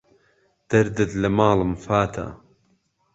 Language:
Central Kurdish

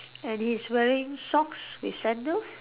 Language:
English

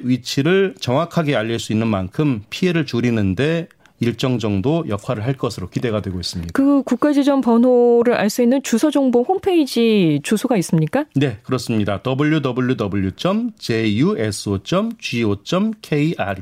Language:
Korean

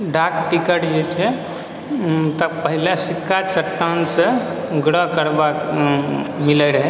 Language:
Maithili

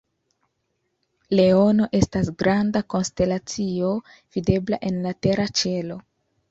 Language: Esperanto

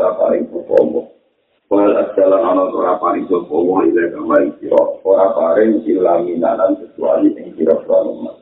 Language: Malay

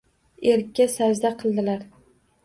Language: Uzbek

